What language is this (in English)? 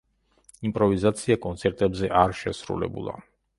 Georgian